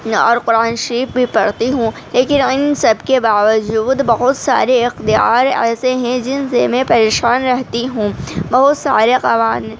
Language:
Urdu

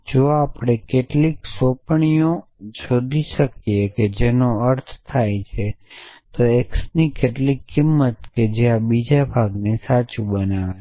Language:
Gujarati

